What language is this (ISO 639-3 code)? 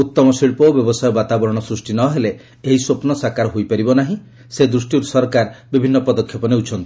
ori